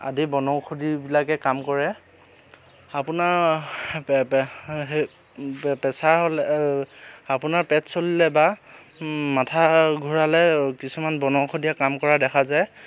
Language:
Assamese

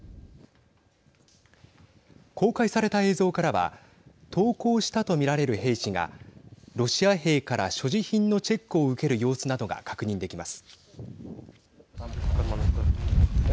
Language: Japanese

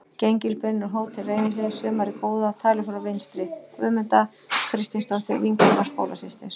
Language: Icelandic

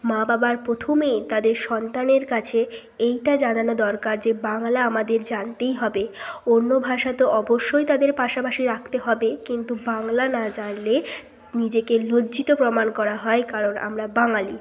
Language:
Bangla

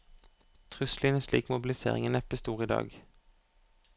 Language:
Norwegian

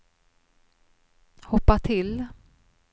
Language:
Swedish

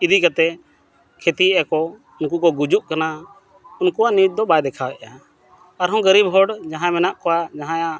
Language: Santali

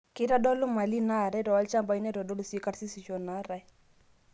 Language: Masai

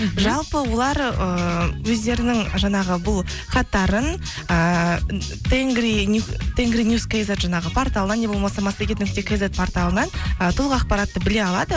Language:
Kazakh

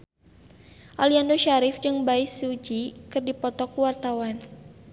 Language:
Sundanese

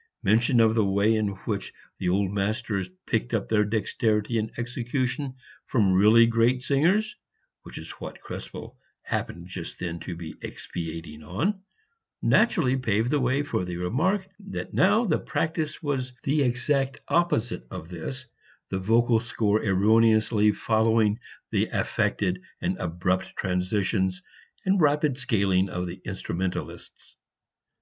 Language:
English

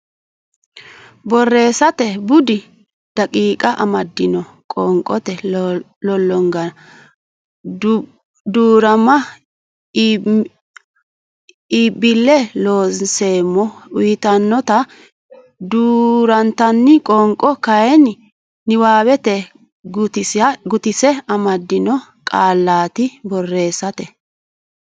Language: Sidamo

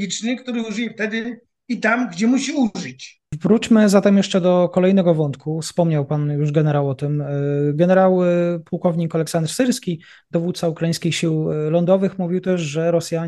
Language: Polish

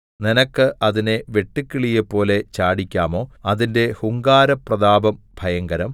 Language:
Malayalam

